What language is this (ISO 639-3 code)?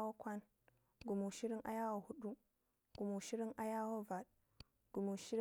ngi